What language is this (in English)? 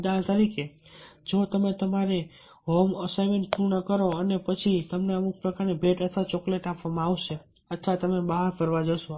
Gujarati